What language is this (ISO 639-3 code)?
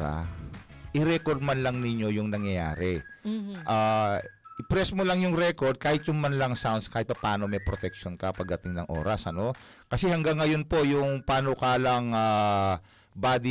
fil